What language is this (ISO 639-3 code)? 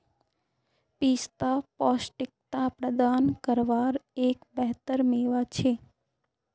mag